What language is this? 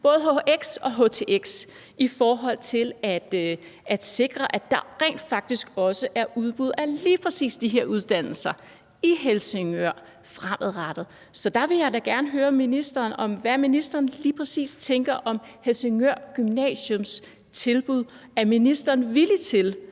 Danish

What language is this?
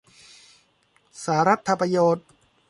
Thai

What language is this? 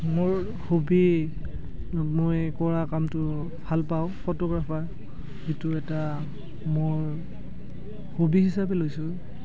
Assamese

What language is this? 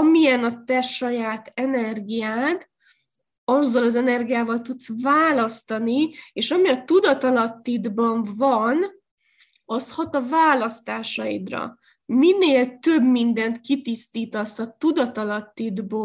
Hungarian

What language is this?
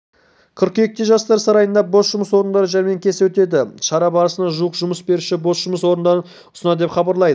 Kazakh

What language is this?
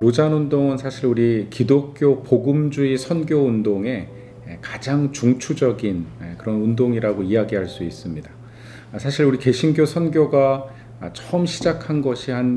Korean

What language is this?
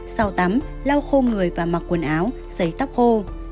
Vietnamese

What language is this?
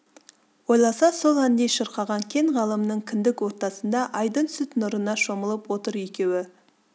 Kazakh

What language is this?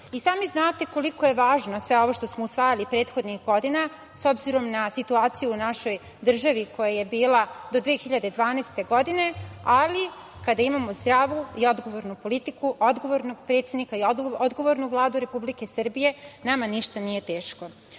Serbian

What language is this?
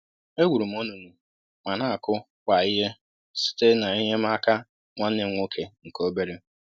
Igbo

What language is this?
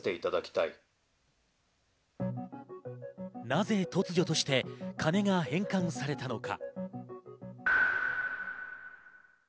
Japanese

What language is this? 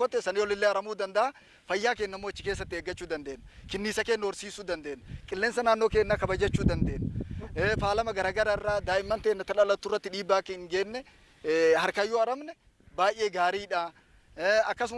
Indonesian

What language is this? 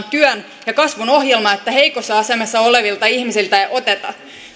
Finnish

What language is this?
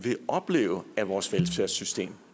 Danish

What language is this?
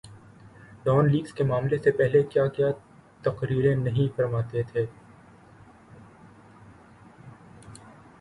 Urdu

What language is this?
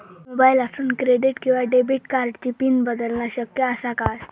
Marathi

